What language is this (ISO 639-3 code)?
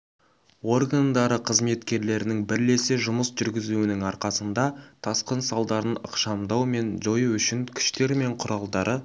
kaz